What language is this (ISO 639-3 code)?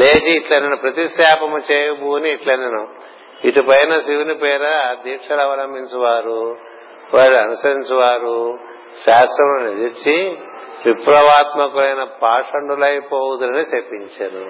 tel